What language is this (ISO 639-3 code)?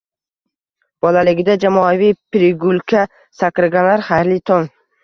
uzb